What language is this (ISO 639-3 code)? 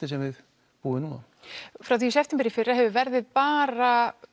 isl